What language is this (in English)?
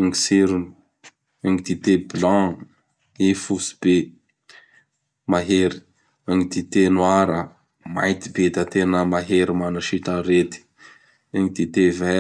Bara Malagasy